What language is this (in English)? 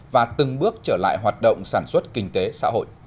Vietnamese